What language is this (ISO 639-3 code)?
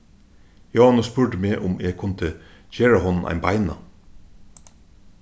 fao